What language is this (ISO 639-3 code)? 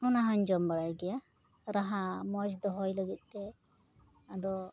sat